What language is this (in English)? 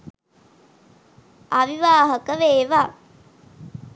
Sinhala